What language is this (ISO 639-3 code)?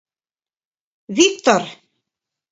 chm